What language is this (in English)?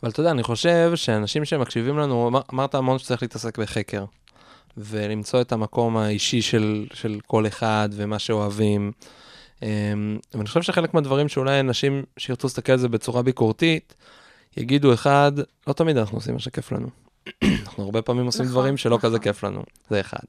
Hebrew